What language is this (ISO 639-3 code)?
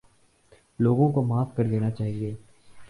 urd